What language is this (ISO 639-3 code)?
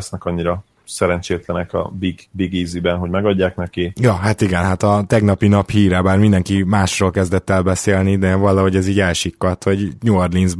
hun